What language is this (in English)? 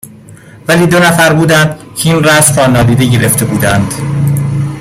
Persian